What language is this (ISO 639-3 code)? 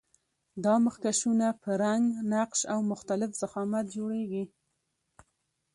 pus